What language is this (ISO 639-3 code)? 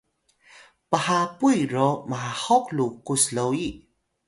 tay